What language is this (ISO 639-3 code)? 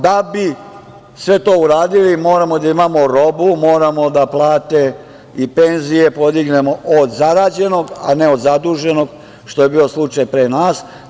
srp